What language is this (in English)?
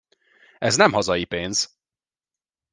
Hungarian